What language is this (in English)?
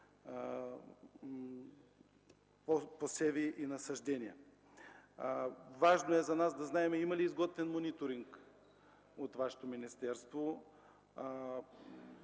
Bulgarian